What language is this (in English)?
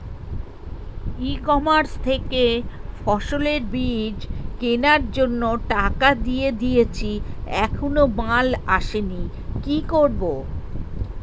Bangla